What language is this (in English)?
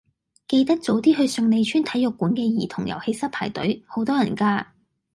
Cantonese